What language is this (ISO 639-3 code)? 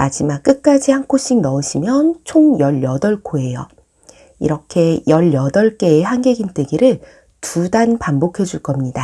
kor